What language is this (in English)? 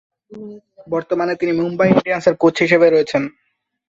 Bangla